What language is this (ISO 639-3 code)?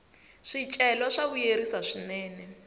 tso